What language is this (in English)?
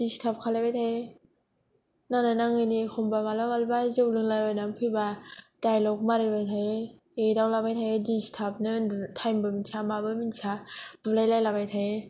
Bodo